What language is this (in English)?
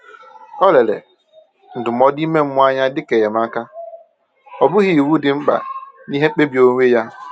Igbo